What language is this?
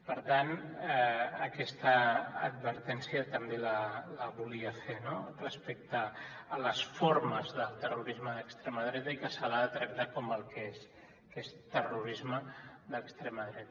Catalan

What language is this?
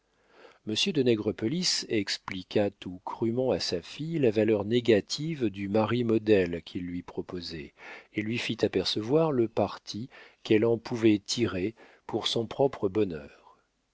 French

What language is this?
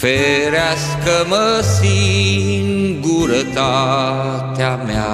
Romanian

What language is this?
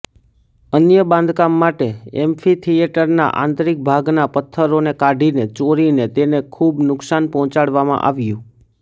Gujarati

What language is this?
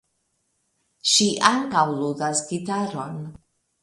Esperanto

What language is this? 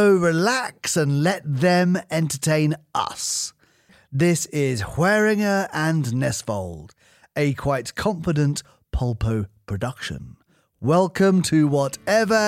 Swedish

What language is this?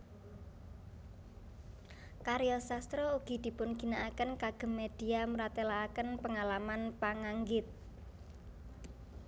Javanese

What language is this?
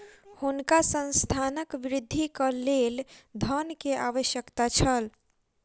Maithili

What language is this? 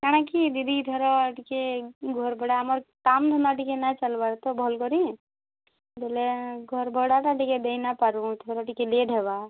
Odia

